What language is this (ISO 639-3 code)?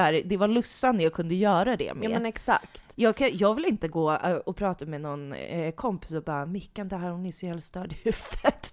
swe